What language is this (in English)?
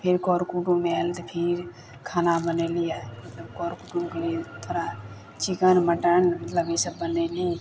Maithili